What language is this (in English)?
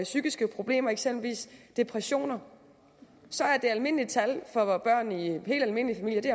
Danish